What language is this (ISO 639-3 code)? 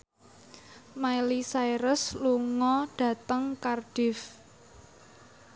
jav